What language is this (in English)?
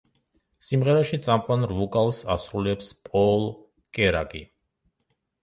Georgian